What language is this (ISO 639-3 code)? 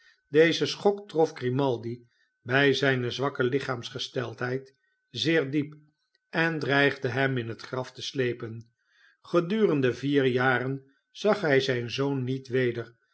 nld